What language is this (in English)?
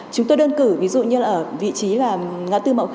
Vietnamese